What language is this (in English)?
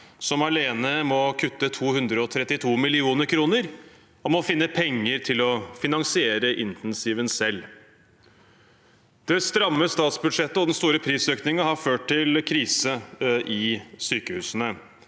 Norwegian